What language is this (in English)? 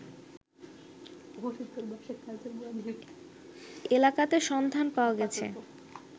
Bangla